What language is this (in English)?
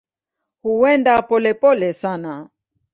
Swahili